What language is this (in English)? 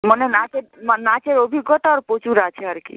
Bangla